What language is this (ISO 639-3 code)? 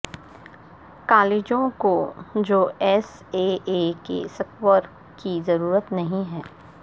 urd